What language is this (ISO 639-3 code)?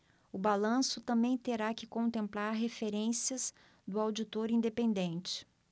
por